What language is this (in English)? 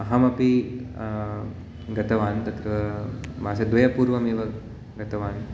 Sanskrit